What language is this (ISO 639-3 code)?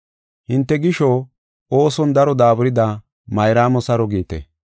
gof